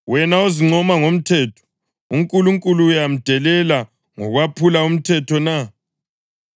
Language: North Ndebele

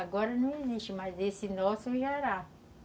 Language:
Portuguese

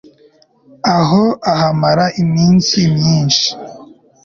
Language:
Kinyarwanda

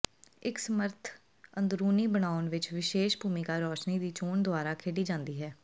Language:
Punjabi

